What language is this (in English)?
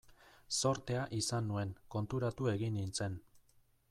Basque